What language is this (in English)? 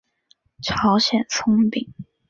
Chinese